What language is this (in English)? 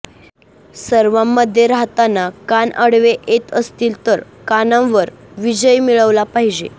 Marathi